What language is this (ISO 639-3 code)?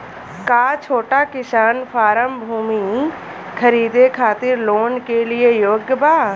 bho